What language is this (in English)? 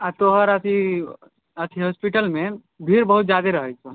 Maithili